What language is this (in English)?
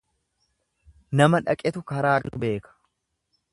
Oromo